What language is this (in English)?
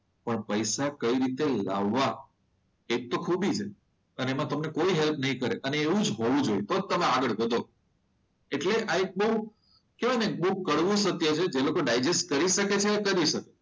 Gujarati